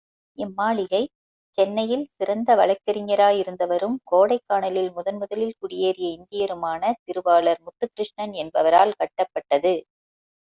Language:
Tamil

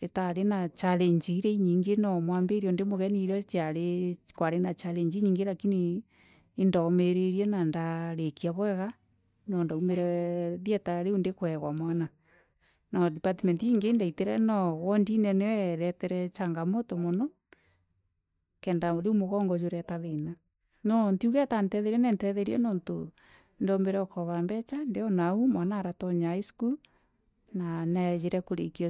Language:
Meru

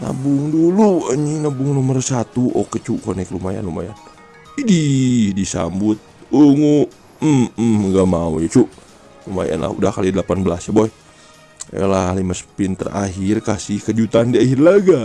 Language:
Indonesian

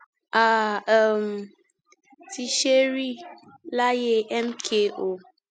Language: Yoruba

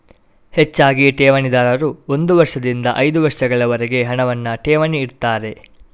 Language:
Kannada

